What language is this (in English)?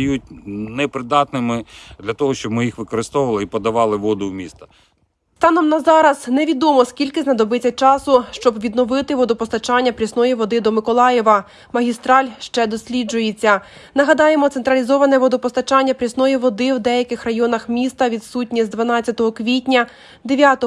Ukrainian